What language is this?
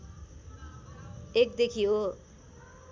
Nepali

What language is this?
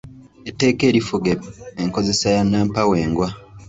Ganda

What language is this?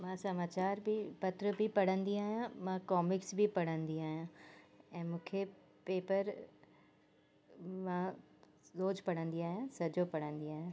Sindhi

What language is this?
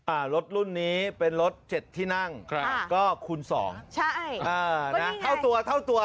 Thai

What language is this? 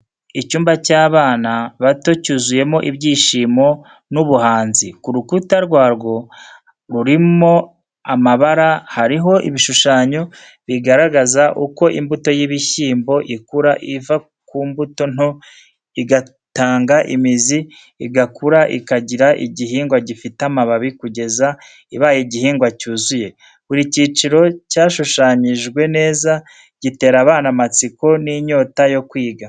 Kinyarwanda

